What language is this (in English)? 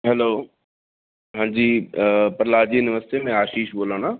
Dogri